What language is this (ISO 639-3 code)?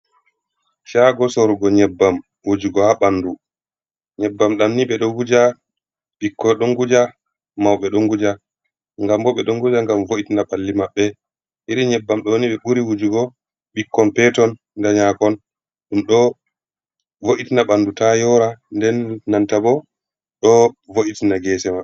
ful